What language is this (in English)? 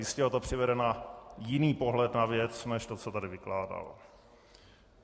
Czech